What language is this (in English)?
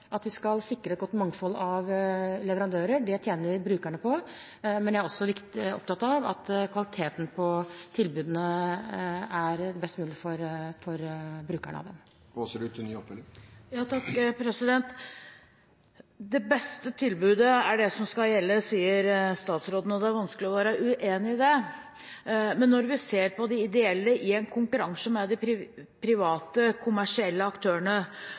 Norwegian Bokmål